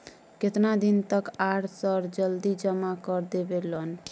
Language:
Maithili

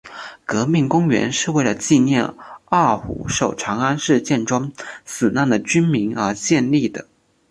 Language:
Chinese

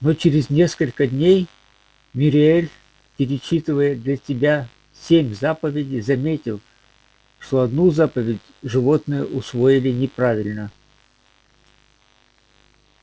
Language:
Russian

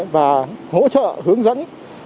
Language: Vietnamese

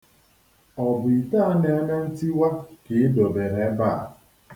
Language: Igbo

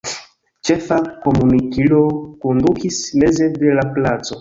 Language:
Esperanto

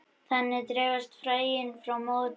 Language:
Icelandic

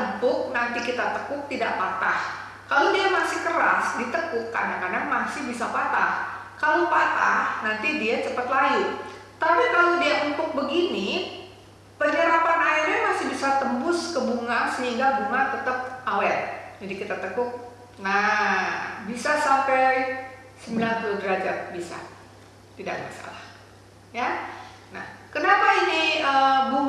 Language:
Indonesian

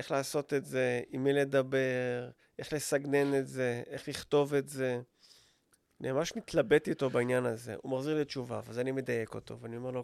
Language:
Hebrew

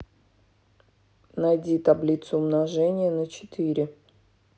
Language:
Russian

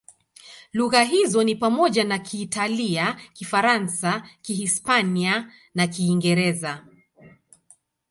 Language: Swahili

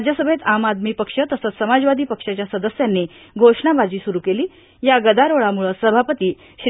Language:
Marathi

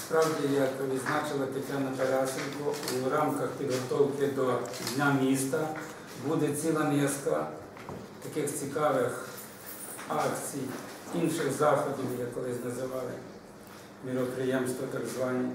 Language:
Ukrainian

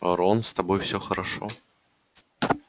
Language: Russian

